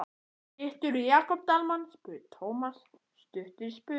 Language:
Icelandic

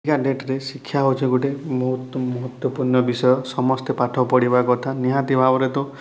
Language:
Odia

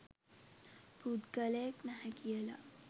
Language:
Sinhala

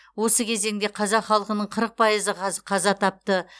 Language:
Kazakh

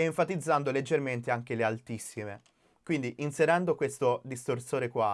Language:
Italian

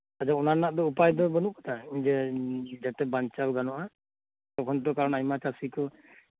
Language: Santali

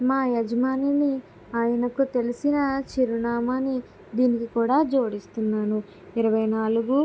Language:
Telugu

